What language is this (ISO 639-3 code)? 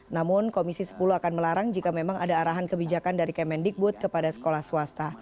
ind